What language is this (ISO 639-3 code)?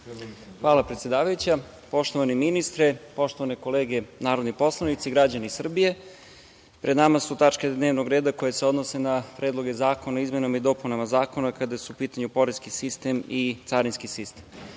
srp